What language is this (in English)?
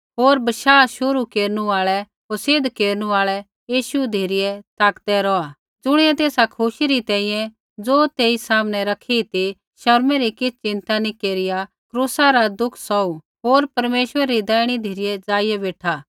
Kullu Pahari